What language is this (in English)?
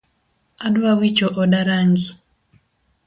Luo (Kenya and Tanzania)